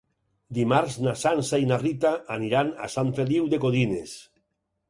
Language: Catalan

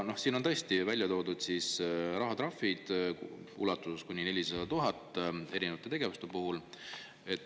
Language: Estonian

